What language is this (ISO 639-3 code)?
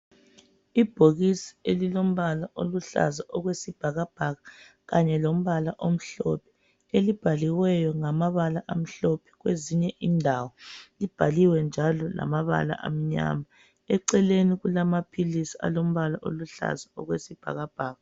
nde